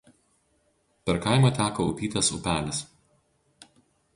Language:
Lithuanian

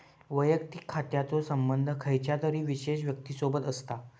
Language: Marathi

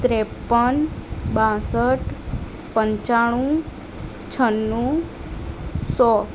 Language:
Gujarati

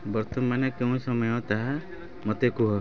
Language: Odia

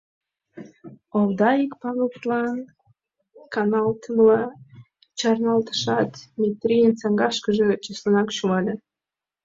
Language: Mari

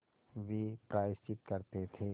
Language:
Hindi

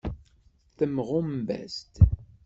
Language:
Kabyle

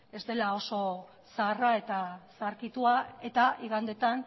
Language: Basque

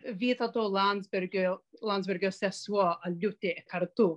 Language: Lithuanian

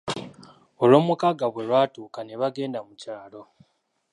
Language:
Ganda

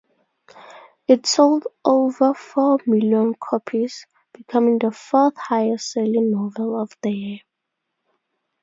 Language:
English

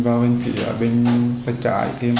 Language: Vietnamese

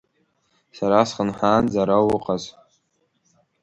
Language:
Abkhazian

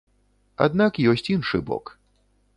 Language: Belarusian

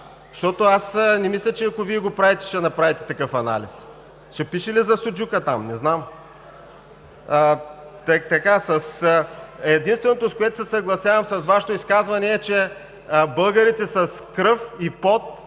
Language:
Bulgarian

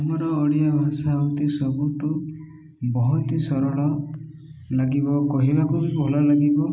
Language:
Odia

